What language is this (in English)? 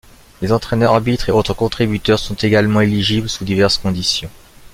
French